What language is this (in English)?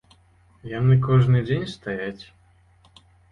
Belarusian